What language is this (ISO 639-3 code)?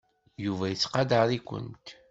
kab